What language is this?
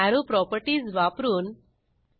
Marathi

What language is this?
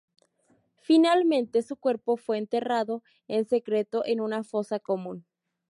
Spanish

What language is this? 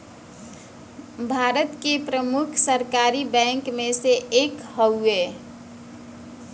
Bhojpuri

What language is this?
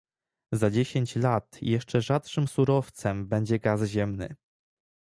Polish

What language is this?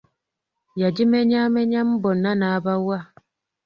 Ganda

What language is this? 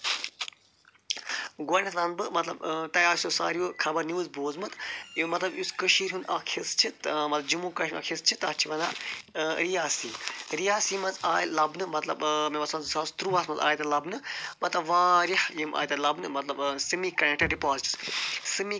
Kashmiri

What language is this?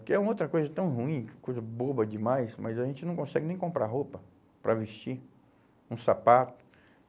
Portuguese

